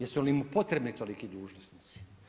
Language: Croatian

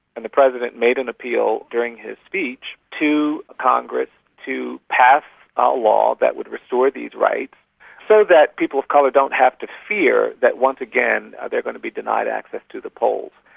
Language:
English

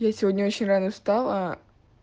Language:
Russian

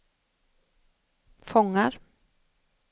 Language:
Swedish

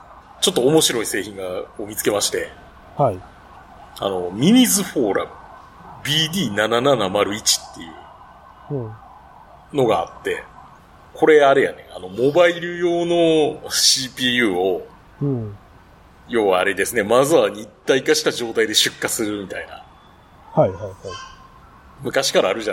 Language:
Japanese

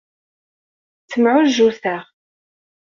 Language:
Kabyle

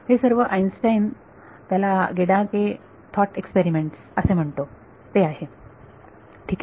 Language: Marathi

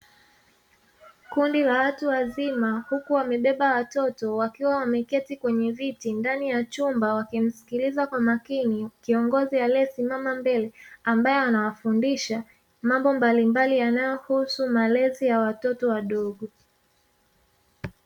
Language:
Swahili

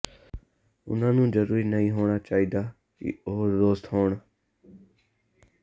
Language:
Punjabi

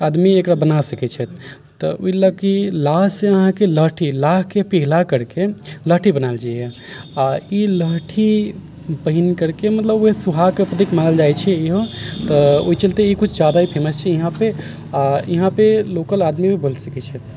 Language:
Maithili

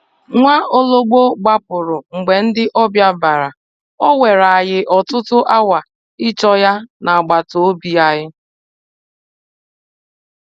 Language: Igbo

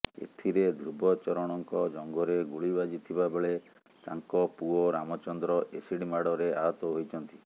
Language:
Odia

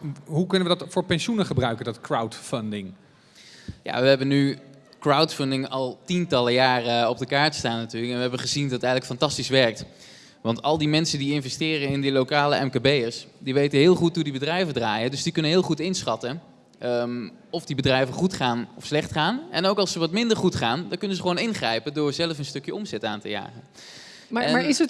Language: Dutch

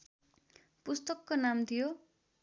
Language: Nepali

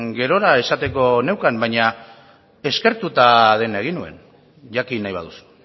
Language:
Basque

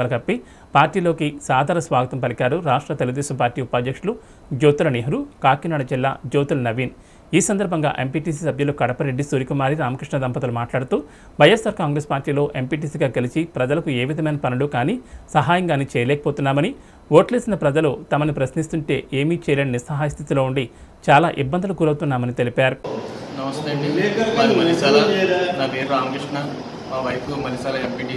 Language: Telugu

